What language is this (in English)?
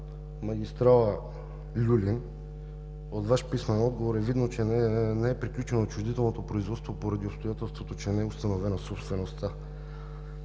Bulgarian